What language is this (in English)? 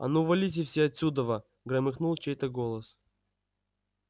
Russian